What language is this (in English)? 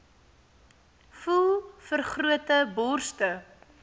Afrikaans